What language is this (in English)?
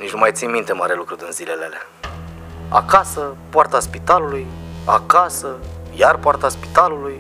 Romanian